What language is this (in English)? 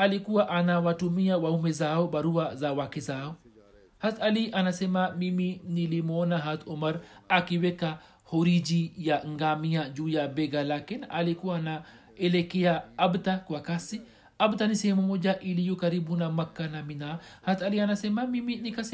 Swahili